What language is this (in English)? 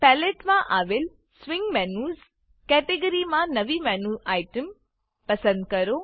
Gujarati